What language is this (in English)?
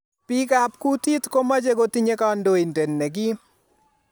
Kalenjin